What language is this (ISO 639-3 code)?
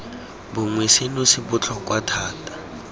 tsn